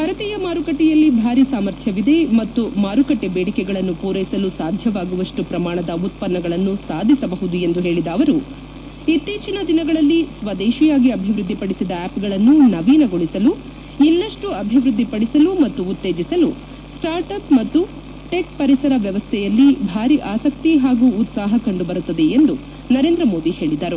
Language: Kannada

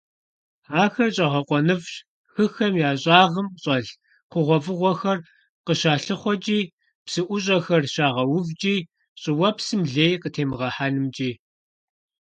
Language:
Kabardian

